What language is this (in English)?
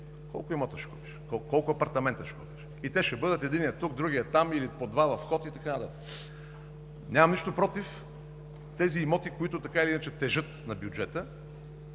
Bulgarian